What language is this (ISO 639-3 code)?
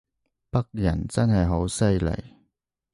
yue